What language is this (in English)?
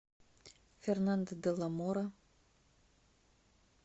Russian